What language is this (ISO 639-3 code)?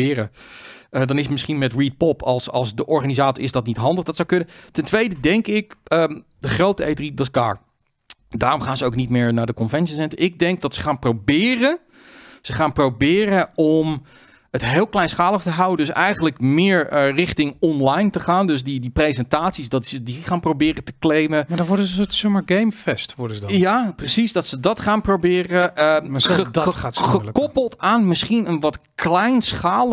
nld